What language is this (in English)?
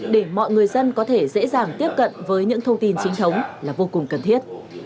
Vietnamese